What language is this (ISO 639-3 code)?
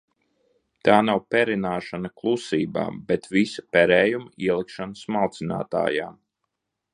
lav